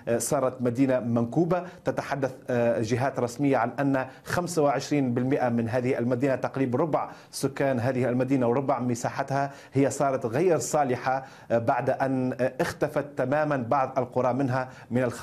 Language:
Arabic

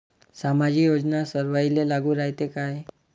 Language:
Marathi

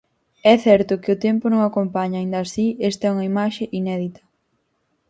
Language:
Galician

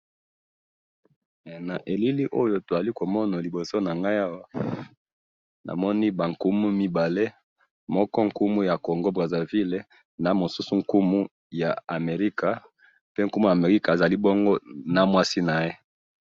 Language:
Lingala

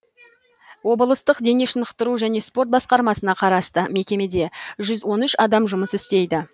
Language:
Kazakh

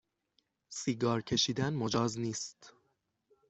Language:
Persian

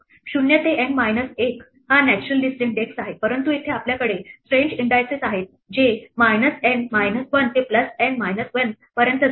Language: Marathi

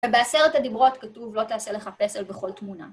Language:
Hebrew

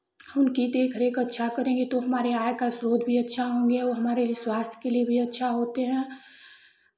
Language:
Hindi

